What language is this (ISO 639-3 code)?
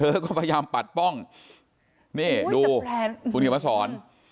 tha